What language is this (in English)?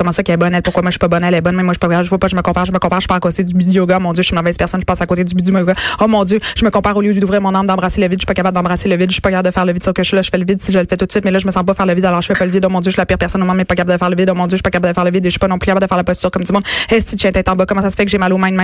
French